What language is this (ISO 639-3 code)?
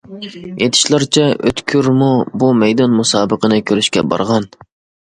uig